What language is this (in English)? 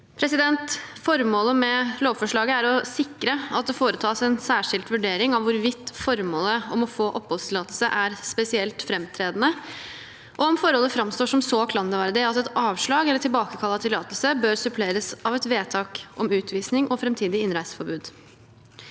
Norwegian